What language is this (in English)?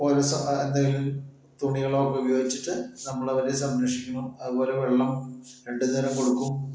Malayalam